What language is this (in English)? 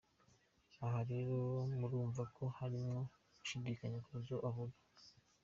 Kinyarwanda